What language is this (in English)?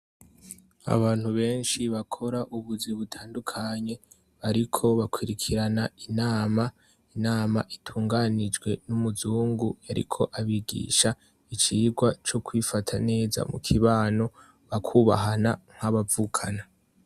Rundi